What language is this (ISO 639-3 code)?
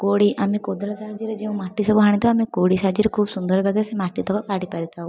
ori